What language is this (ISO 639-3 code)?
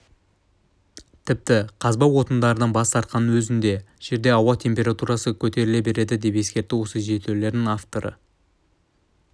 kaz